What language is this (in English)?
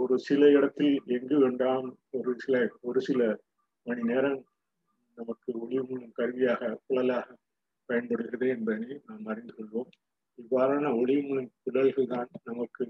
Tamil